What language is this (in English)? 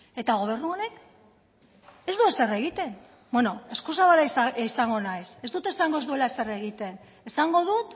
Basque